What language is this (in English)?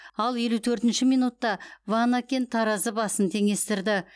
Kazakh